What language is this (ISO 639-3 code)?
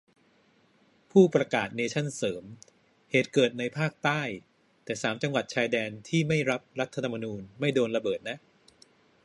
tha